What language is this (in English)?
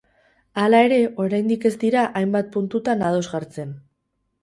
Basque